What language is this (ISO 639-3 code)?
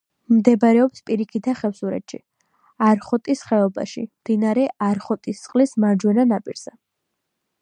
kat